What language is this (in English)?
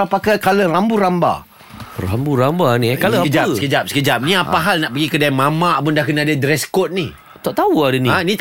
Malay